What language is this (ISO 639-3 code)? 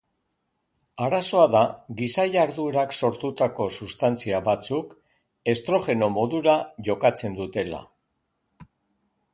eus